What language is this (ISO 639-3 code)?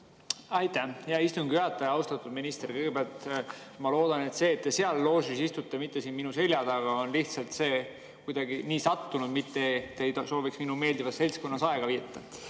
est